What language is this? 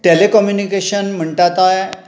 Konkani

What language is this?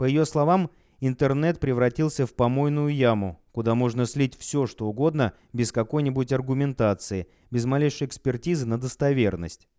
Russian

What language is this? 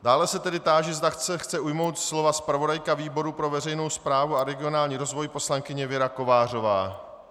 Czech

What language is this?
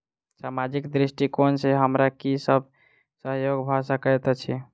Maithili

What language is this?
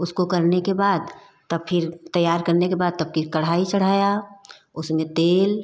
Hindi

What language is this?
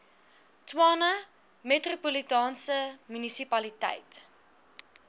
Afrikaans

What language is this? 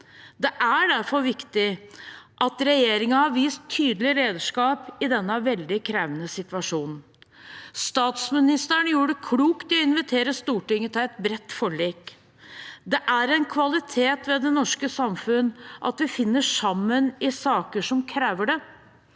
Norwegian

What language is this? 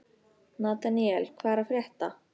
Icelandic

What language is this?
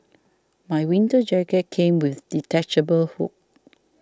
English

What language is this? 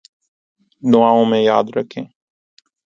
Urdu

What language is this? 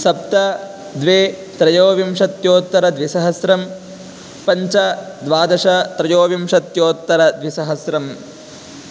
Sanskrit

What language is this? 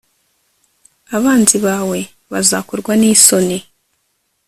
Kinyarwanda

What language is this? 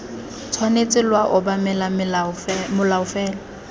Tswana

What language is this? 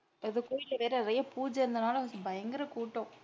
Tamil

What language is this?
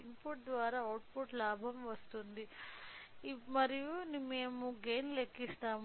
Telugu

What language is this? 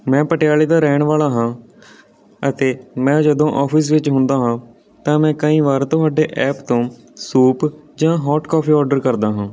Punjabi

